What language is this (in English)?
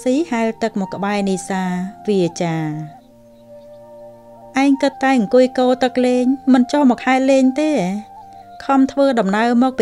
Vietnamese